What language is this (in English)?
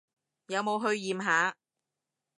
Cantonese